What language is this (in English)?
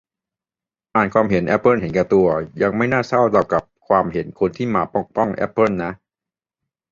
Thai